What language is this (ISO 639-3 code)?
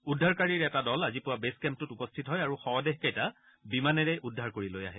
asm